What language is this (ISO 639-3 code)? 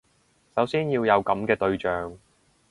yue